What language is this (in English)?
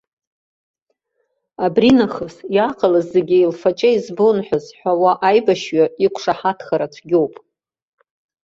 Abkhazian